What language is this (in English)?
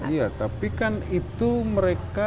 Indonesian